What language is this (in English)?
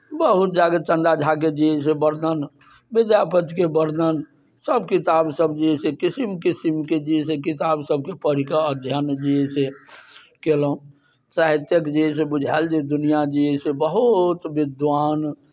Maithili